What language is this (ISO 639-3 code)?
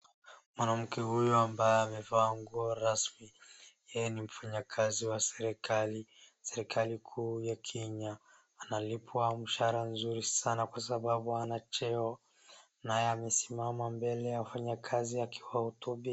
swa